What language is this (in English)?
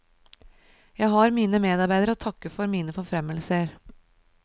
Norwegian